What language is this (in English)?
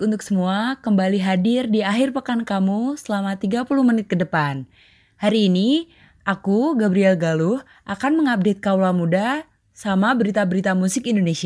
Indonesian